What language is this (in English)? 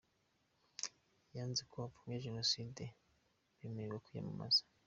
Kinyarwanda